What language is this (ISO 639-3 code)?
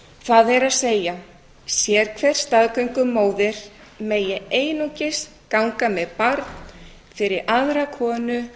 isl